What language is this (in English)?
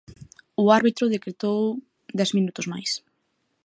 Galician